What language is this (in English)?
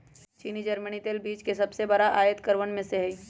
Magahi